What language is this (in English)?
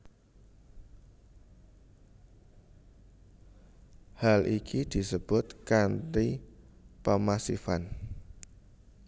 Javanese